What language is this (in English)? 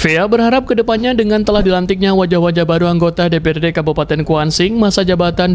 Indonesian